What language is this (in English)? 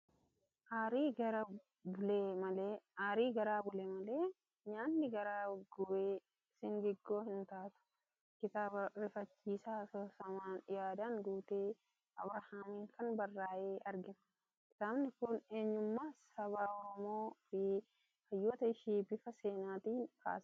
Oromo